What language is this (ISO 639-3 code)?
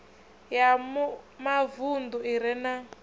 ven